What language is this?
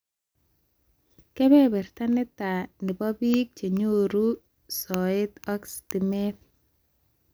Kalenjin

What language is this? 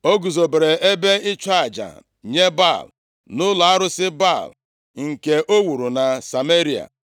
Igbo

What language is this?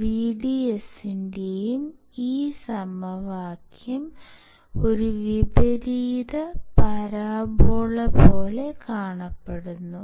Malayalam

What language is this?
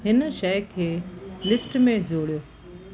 Sindhi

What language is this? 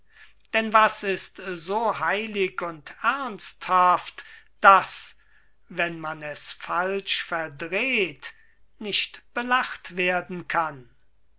German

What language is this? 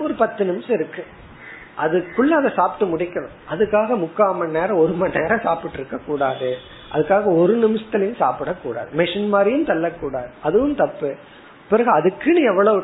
Tamil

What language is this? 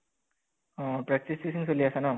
Assamese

